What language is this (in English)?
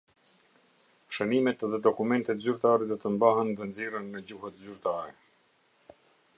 Albanian